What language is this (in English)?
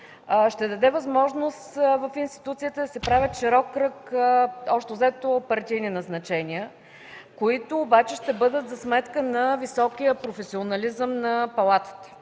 Bulgarian